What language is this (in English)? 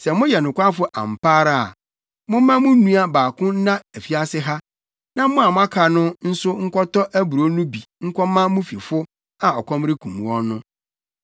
Akan